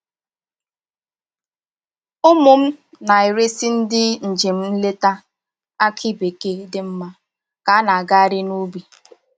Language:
Igbo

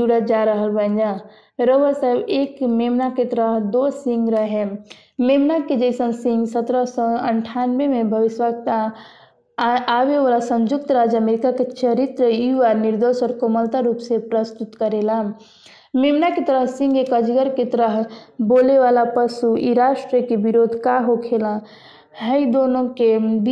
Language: Hindi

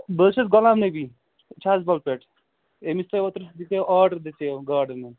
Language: Kashmiri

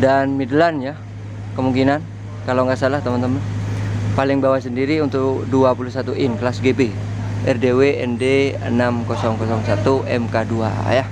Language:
Indonesian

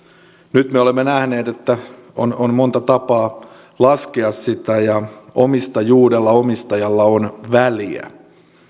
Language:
Finnish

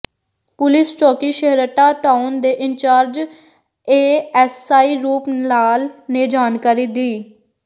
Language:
Punjabi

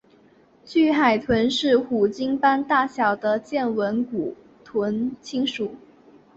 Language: Chinese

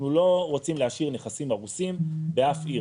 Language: Hebrew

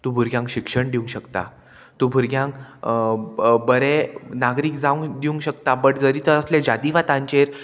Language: Konkani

